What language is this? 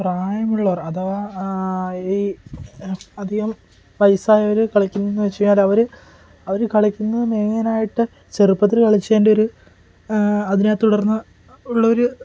Malayalam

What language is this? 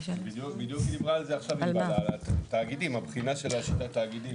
Hebrew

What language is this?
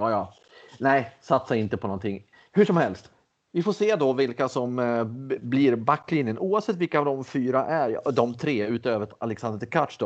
Swedish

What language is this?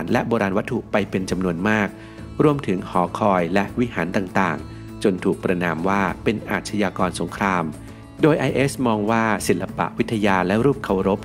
Thai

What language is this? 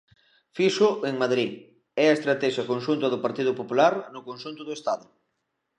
Galician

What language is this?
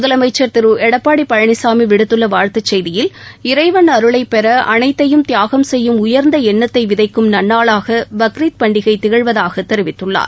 Tamil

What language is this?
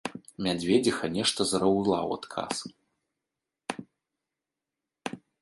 Belarusian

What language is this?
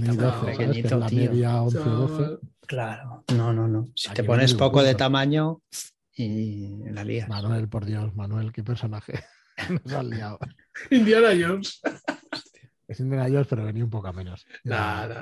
Spanish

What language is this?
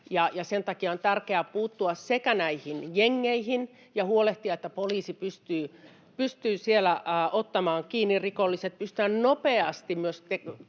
Finnish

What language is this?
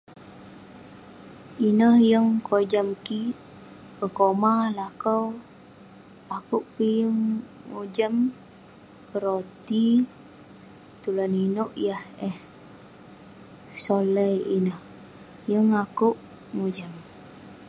Western Penan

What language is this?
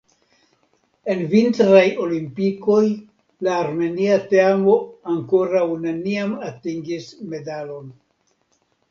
Esperanto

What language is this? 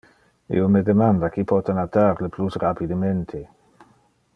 Interlingua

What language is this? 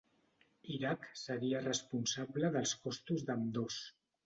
Catalan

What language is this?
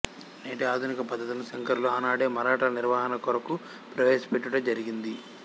Telugu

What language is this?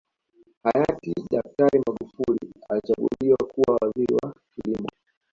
Swahili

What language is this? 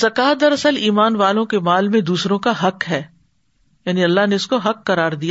Urdu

